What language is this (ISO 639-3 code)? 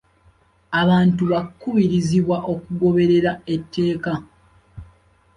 lug